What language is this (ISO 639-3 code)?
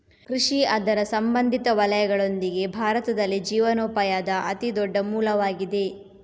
kan